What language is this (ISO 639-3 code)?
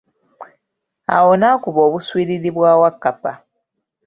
lug